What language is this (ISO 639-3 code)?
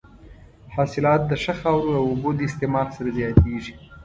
pus